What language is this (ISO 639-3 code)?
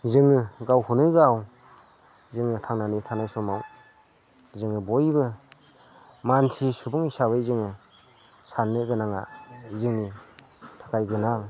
brx